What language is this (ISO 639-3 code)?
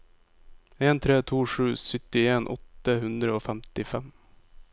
nor